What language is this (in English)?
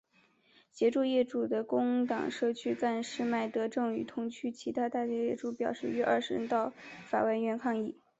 Chinese